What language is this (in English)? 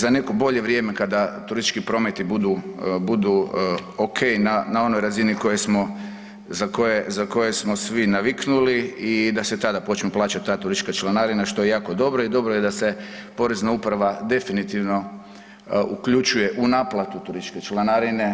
Croatian